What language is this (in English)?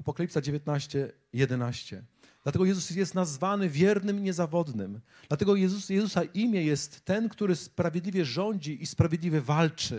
Polish